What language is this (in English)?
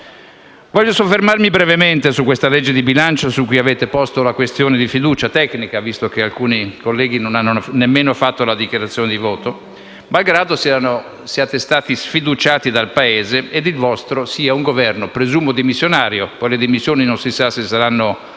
Italian